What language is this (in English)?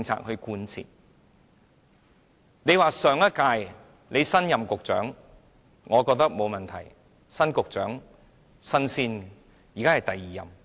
Cantonese